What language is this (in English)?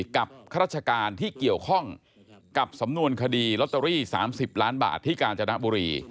Thai